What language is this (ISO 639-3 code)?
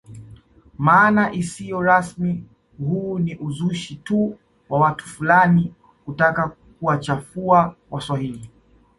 swa